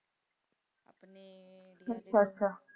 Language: Punjabi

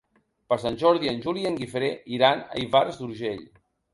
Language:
Catalan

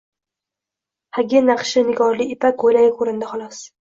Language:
Uzbek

